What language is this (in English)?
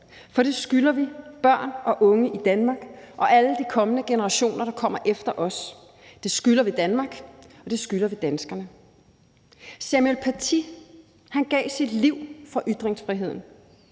Danish